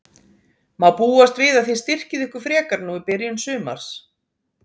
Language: Icelandic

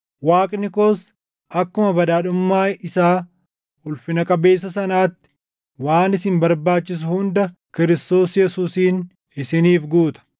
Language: Oromo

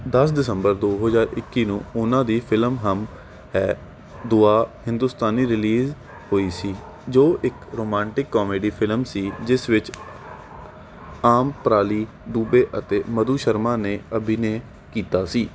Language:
Punjabi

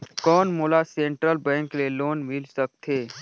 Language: Chhattisgarhi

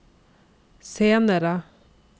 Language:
Norwegian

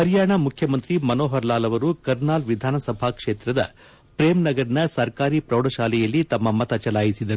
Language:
Kannada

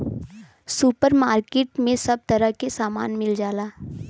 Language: Bhojpuri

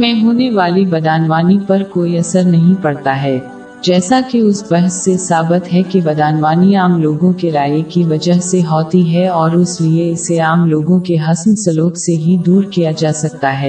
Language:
Urdu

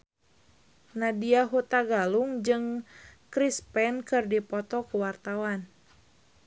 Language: Sundanese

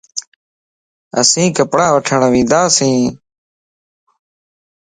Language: Lasi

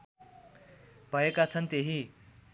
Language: Nepali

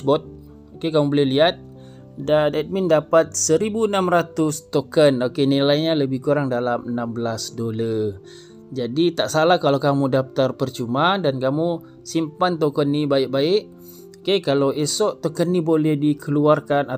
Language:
Malay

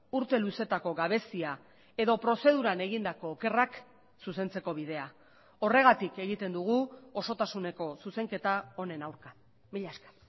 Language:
Basque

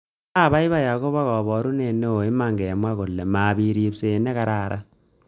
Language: Kalenjin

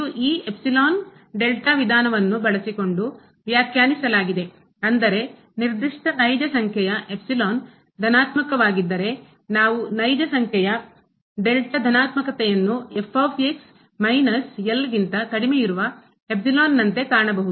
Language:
Kannada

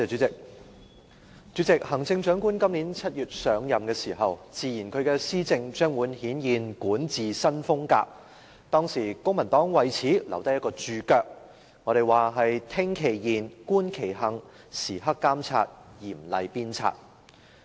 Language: Cantonese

